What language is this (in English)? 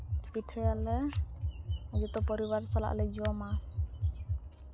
Santali